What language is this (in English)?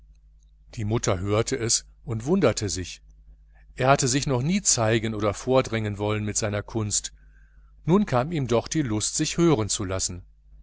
German